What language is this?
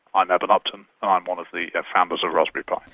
English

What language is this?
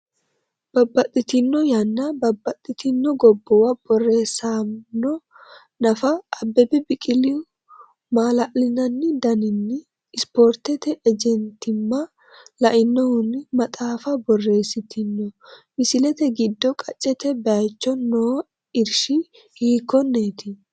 Sidamo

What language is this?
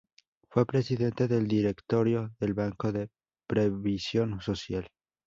Spanish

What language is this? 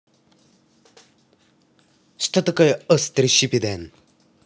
Russian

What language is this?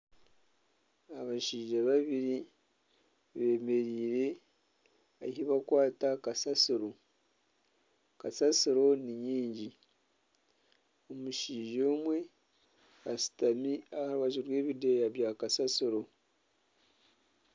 Nyankole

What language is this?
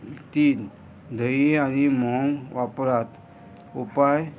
Konkani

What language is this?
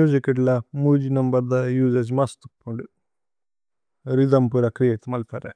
Tulu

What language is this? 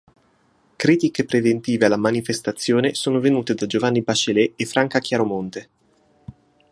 Italian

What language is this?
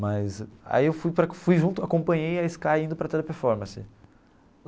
Portuguese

